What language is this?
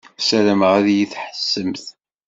Kabyle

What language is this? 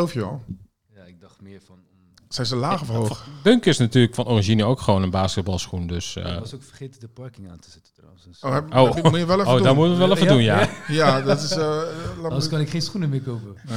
Dutch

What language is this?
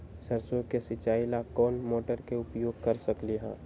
Magahi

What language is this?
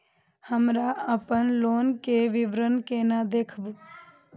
Maithili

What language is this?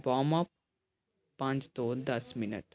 Punjabi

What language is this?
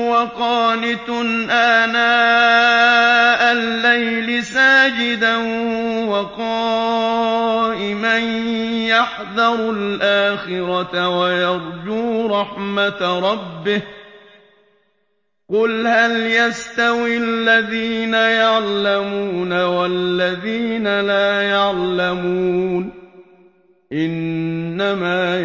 Arabic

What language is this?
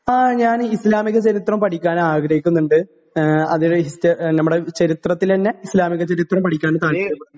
Malayalam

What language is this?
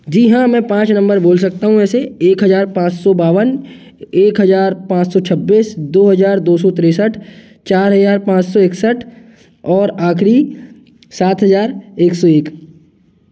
Hindi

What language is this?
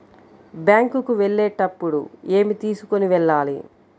Telugu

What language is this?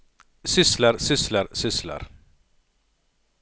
Norwegian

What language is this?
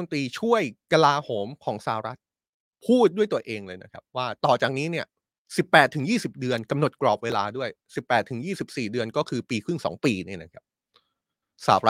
Thai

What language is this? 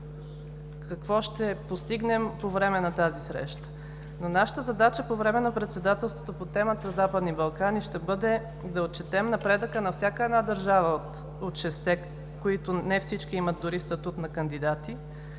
Bulgarian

